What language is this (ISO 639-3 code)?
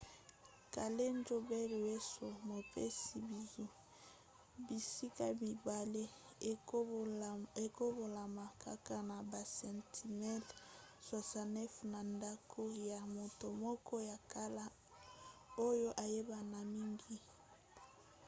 lin